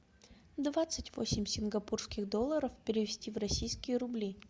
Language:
Russian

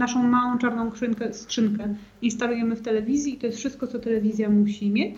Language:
Polish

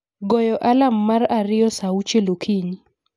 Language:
Luo (Kenya and Tanzania)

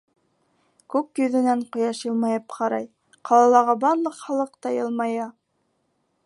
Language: Bashkir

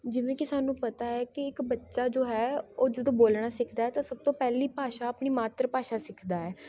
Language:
Punjabi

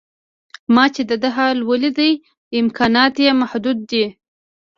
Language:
Pashto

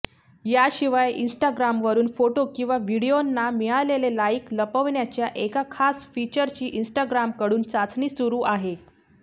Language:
Marathi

